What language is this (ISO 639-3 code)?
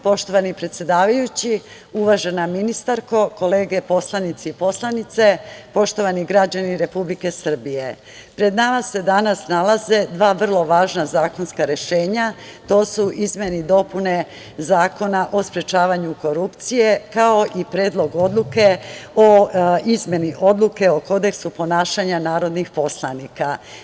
srp